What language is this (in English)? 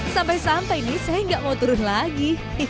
Indonesian